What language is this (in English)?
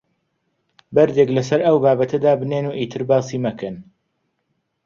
Central Kurdish